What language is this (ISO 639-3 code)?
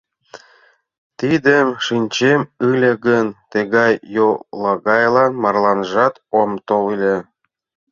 chm